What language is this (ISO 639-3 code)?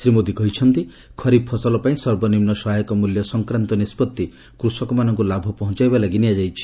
ori